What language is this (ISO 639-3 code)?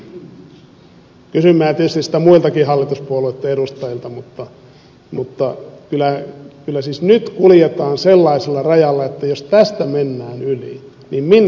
fin